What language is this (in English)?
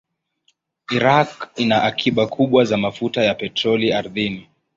Swahili